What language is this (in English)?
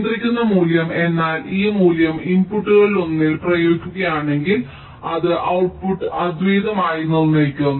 Malayalam